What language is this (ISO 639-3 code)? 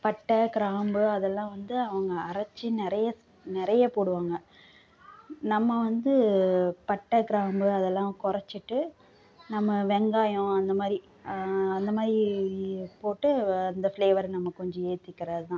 tam